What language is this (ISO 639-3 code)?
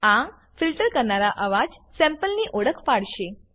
guj